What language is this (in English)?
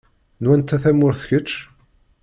Kabyle